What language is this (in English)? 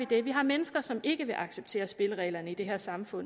Danish